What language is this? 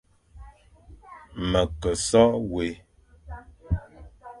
Fang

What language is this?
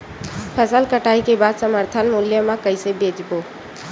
Chhattisgarhi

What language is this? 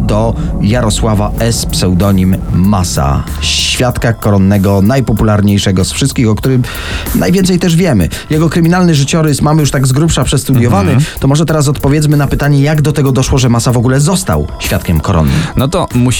Polish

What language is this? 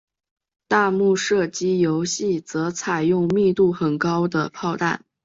Chinese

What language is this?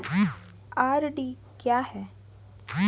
Hindi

